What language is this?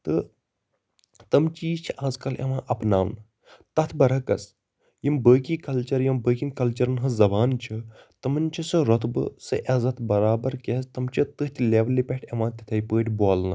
Kashmiri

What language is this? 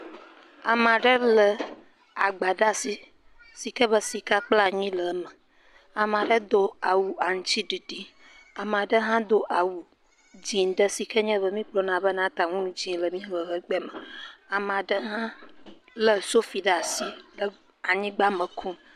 Ewe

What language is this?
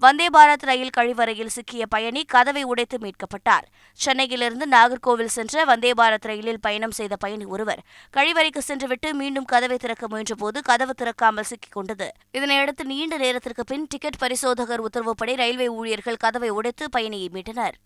Tamil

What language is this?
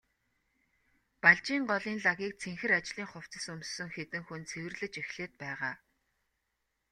Mongolian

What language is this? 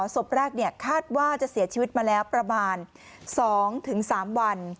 Thai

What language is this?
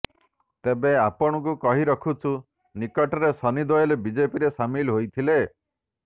Odia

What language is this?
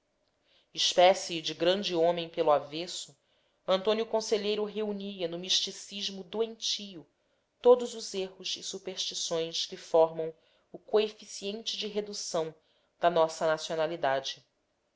Portuguese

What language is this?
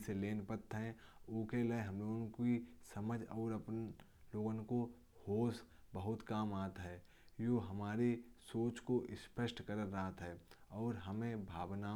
Kanauji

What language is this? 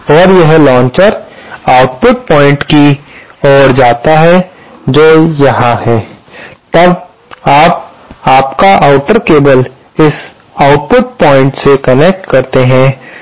Hindi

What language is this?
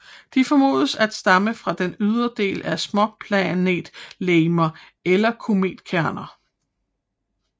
Danish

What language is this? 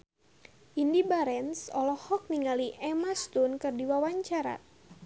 Sundanese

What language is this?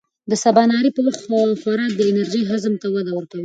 Pashto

